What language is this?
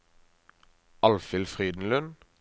Norwegian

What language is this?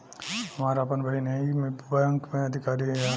Bhojpuri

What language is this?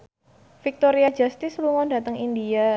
Javanese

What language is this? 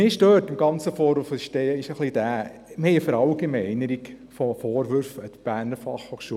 Swiss German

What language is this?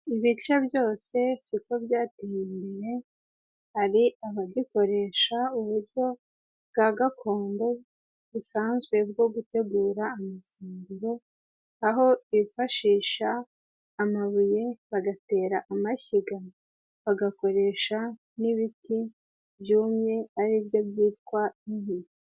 Kinyarwanda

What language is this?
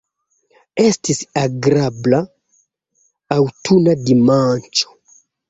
Esperanto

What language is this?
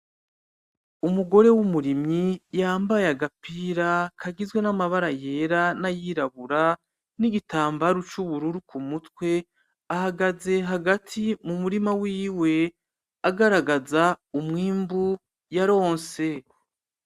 Rundi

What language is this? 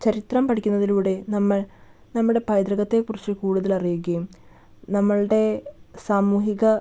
Malayalam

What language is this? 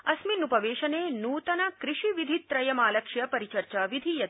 Sanskrit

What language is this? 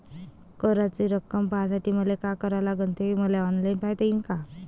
Marathi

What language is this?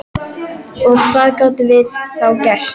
Icelandic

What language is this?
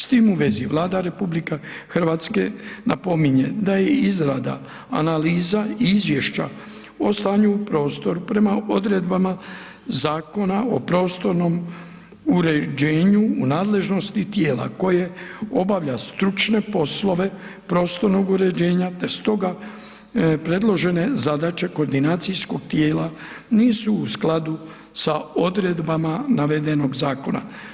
Croatian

